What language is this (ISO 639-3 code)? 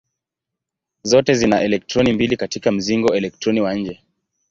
swa